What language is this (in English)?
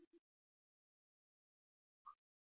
Kannada